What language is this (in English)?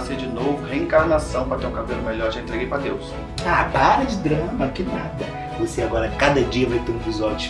Portuguese